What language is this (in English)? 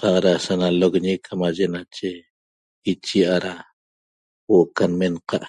Toba